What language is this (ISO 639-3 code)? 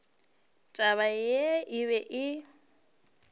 nso